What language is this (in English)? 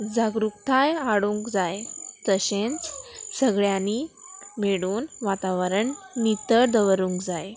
Konkani